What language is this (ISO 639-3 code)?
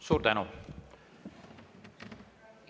est